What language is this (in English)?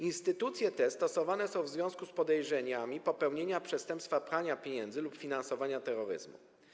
Polish